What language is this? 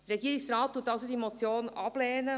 Swiss German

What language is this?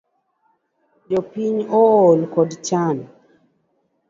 Luo (Kenya and Tanzania)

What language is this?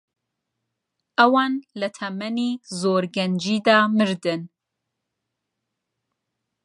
Central Kurdish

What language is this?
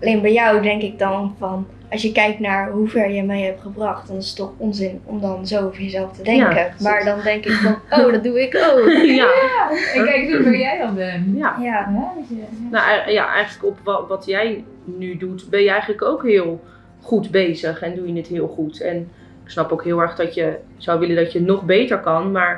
Dutch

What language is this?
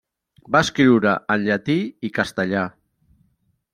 Catalan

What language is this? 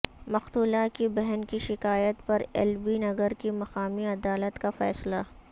Urdu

